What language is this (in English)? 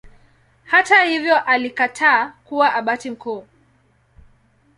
Swahili